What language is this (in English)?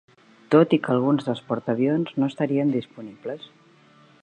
Catalan